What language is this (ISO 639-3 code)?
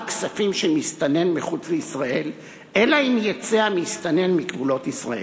heb